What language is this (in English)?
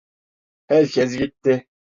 Turkish